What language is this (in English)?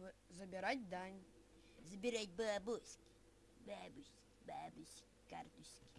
Russian